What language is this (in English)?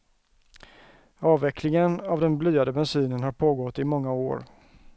Swedish